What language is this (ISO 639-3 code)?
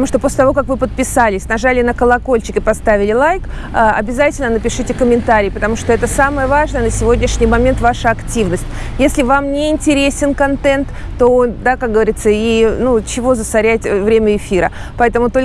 rus